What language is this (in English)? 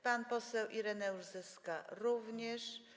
Polish